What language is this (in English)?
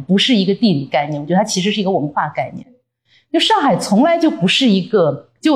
Chinese